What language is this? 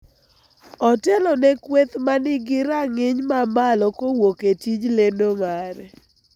Luo (Kenya and Tanzania)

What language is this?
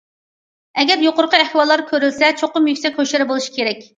Uyghur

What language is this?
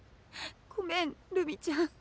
Japanese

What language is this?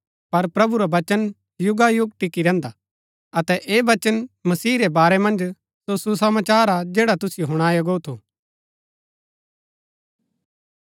Gaddi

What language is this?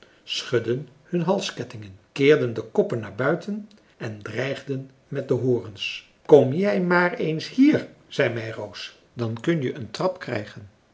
Dutch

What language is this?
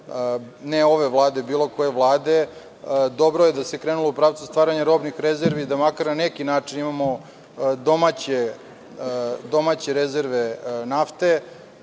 Serbian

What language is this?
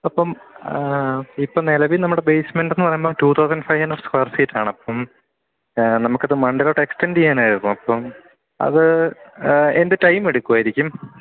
Malayalam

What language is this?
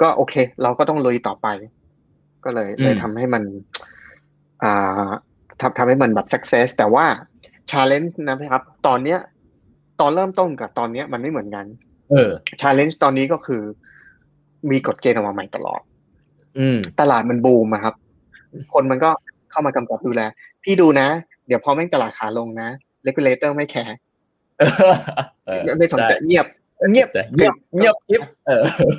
Thai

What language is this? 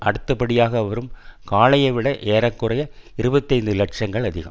Tamil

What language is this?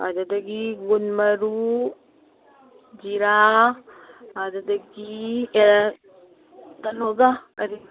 Manipuri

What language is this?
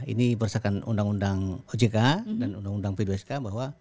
Indonesian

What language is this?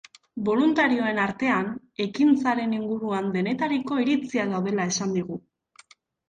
Basque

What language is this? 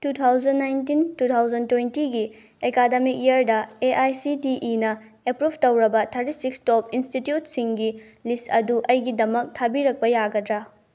Manipuri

